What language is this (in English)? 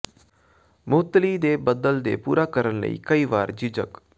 Punjabi